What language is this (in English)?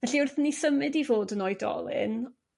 Welsh